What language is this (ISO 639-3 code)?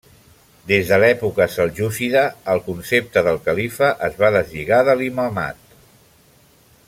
cat